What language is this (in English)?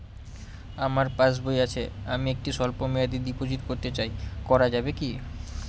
Bangla